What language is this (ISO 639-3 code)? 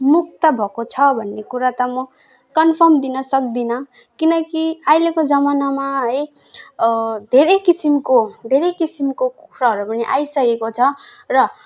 nep